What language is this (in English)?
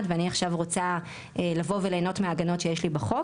Hebrew